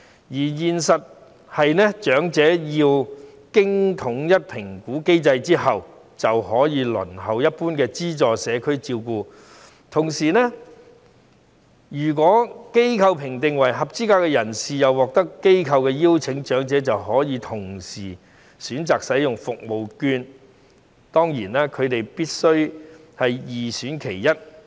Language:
Cantonese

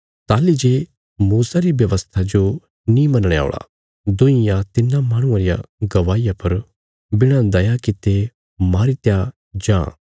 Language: Bilaspuri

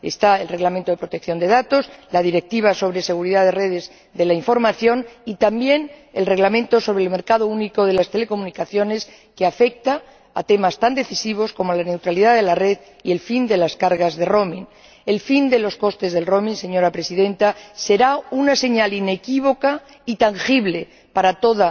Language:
Spanish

